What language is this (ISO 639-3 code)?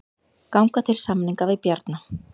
isl